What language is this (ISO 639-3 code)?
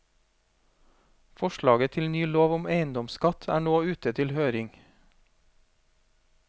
nor